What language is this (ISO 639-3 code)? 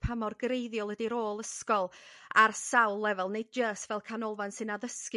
cym